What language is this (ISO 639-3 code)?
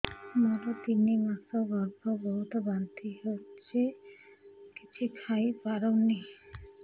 ori